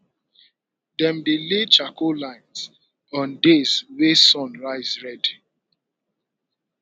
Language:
Nigerian Pidgin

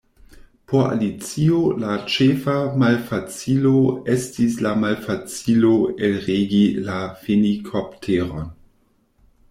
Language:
Esperanto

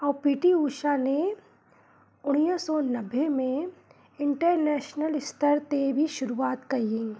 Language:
Sindhi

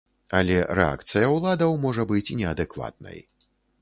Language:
Belarusian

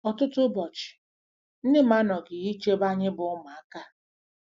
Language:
Igbo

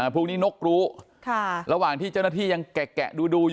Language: Thai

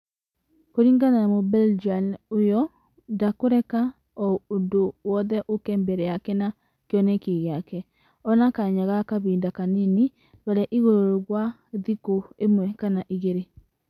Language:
Kikuyu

